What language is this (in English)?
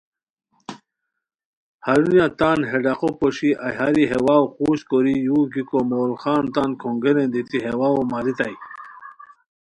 Khowar